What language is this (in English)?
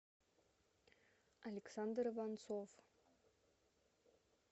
Russian